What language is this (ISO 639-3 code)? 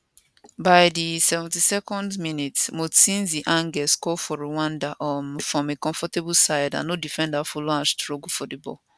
pcm